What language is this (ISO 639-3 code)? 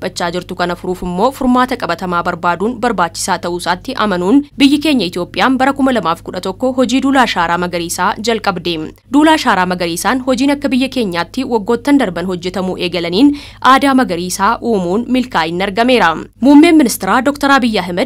ara